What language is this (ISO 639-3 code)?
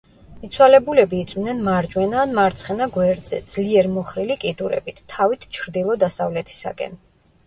kat